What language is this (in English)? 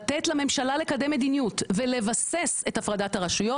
Hebrew